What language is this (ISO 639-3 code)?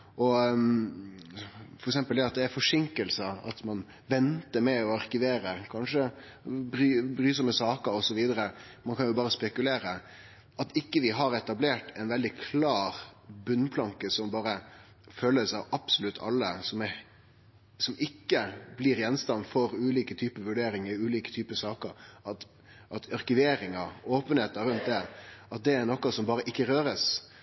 nno